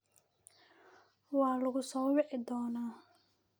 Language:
Somali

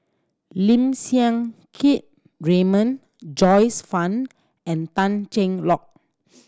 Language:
English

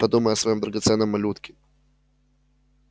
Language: Russian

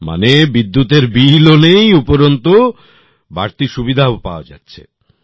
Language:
Bangla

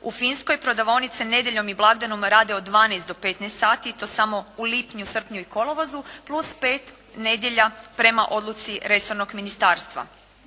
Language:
Croatian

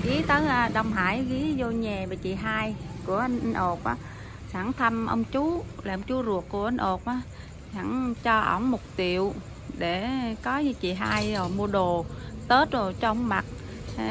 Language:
Vietnamese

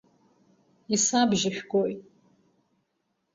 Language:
Abkhazian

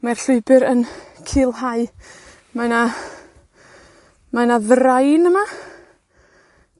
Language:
Welsh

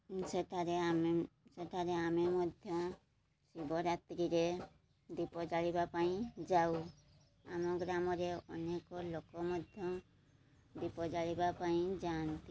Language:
Odia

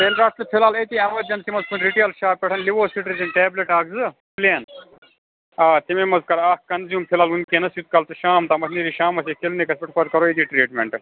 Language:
Kashmiri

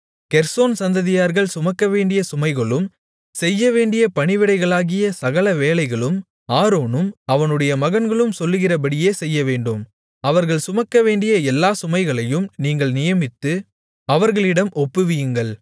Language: Tamil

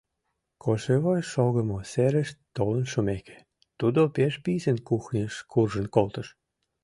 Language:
Mari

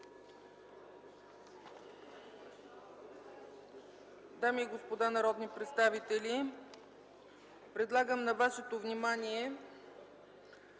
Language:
Bulgarian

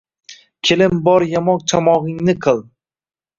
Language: Uzbek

